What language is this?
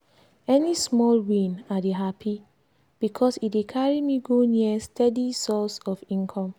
Nigerian Pidgin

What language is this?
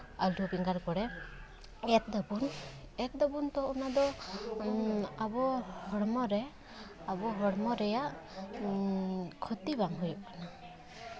Santali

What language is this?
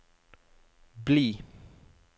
Norwegian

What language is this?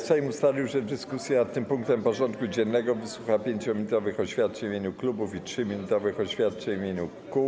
Polish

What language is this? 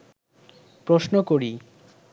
Bangla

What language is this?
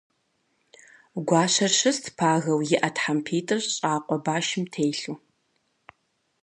Kabardian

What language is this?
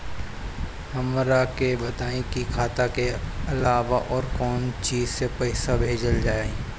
Bhojpuri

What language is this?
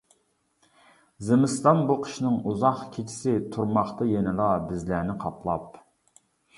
Uyghur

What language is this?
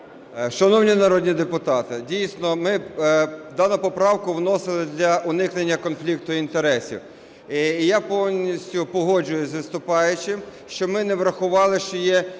Ukrainian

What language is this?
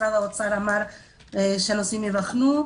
Hebrew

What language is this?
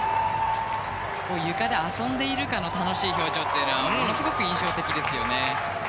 Japanese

